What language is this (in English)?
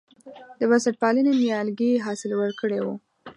Pashto